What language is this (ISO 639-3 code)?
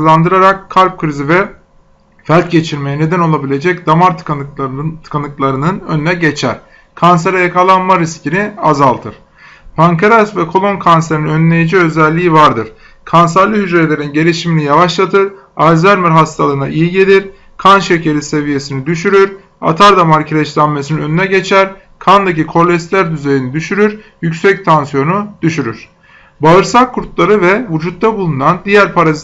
tur